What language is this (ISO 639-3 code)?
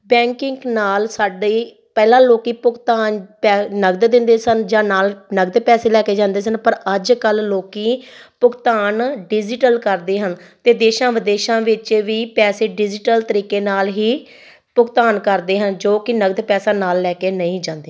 pan